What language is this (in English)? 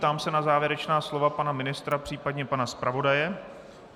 Czech